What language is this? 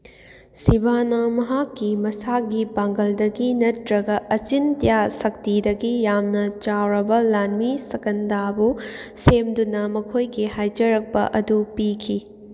Manipuri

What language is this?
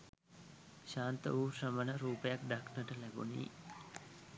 Sinhala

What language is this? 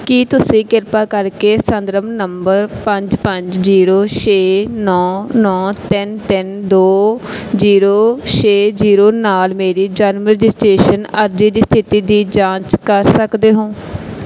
Punjabi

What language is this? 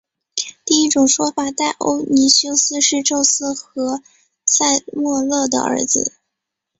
Chinese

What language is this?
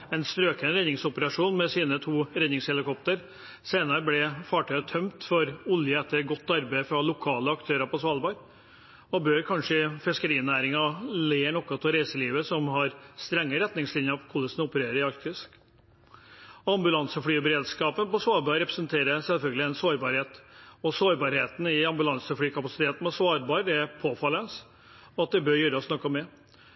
Norwegian Bokmål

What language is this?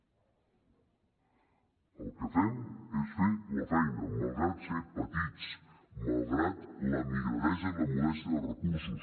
Catalan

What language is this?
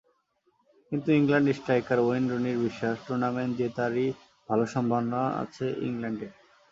Bangla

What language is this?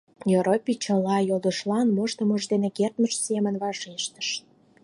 Mari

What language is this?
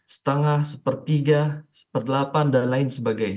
Indonesian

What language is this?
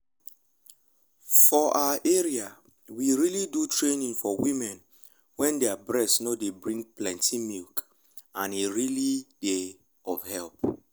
Nigerian Pidgin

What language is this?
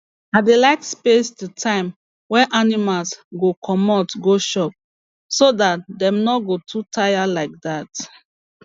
Nigerian Pidgin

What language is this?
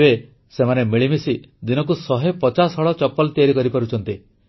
Odia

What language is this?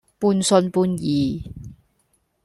Cantonese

